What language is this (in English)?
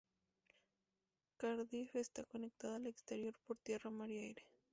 Spanish